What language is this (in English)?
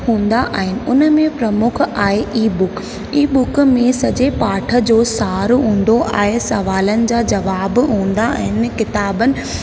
Sindhi